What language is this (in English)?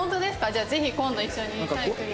Japanese